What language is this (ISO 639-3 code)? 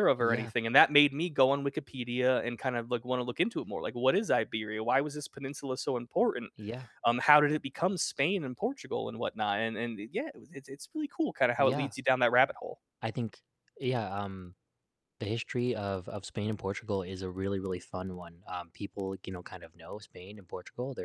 eng